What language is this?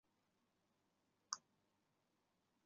Chinese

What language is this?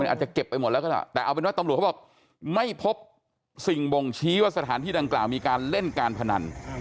Thai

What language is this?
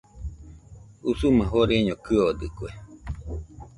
Nüpode Huitoto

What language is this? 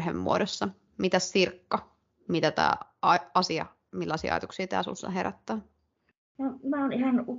Finnish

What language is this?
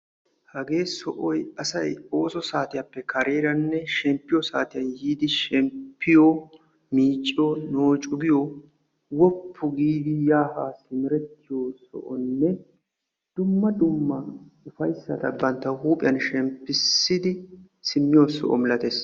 Wolaytta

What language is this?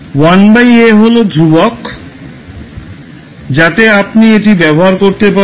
Bangla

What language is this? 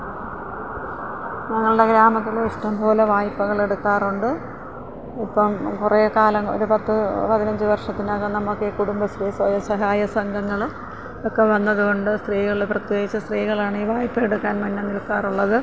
Malayalam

